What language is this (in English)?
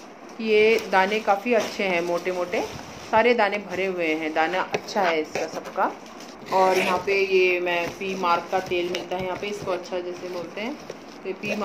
Hindi